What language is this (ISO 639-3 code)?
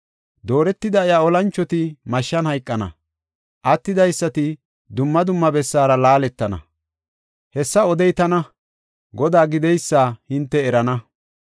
gof